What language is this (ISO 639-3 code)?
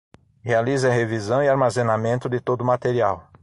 por